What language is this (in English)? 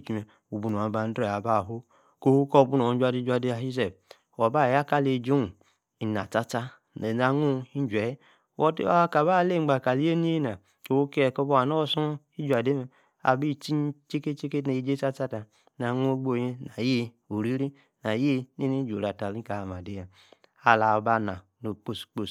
Yace